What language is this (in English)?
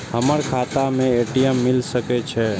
Maithili